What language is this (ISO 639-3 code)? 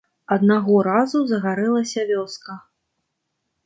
bel